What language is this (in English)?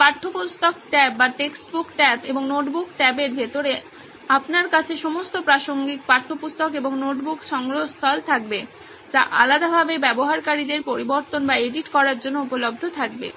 Bangla